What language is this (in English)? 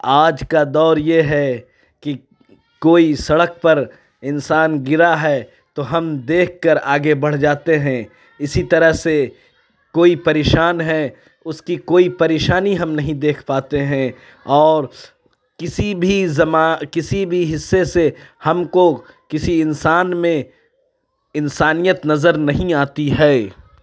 Urdu